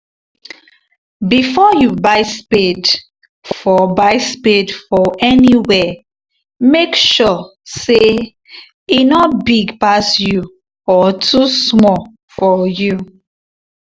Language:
Nigerian Pidgin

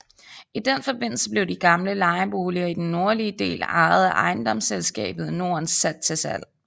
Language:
Danish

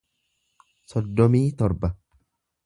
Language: Oromo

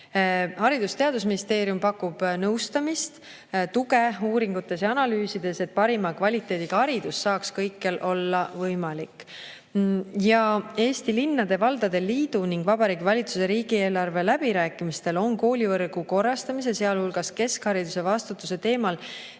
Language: Estonian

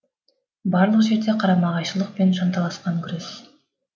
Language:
Kazakh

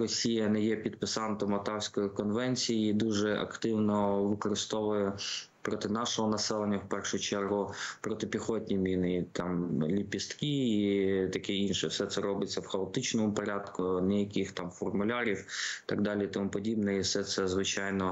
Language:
Ukrainian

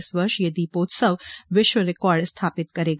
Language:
Hindi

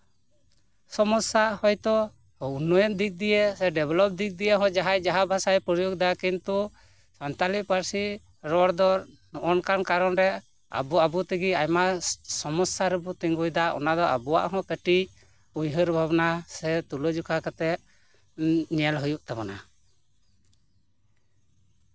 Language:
Santali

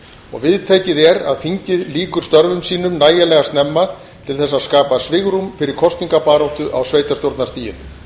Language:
Icelandic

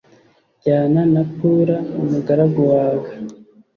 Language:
Kinyarwanda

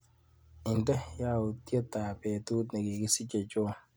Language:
Kalenjin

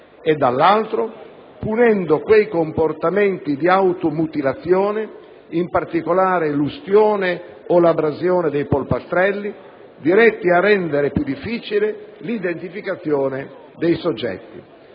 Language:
Italian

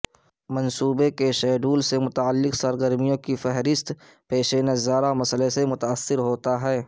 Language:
Urdu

